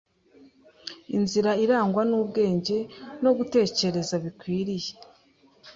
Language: Kinyarwanda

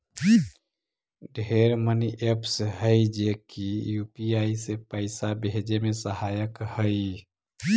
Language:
Magahi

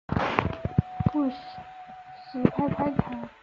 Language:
Chinese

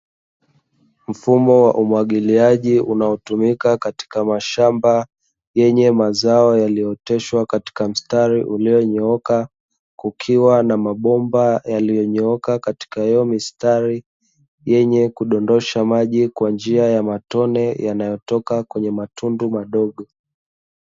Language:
Swahili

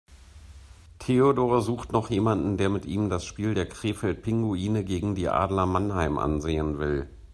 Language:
German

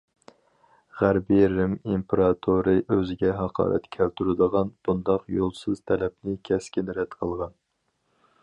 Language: Uyghur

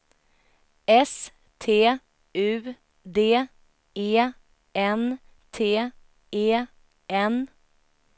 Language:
Swedish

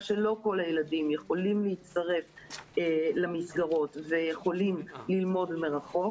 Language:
Hebrew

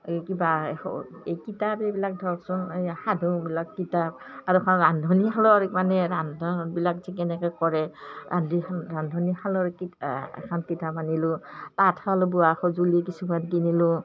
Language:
Assamese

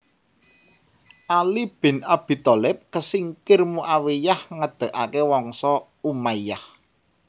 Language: Javanese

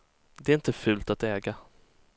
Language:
Swedish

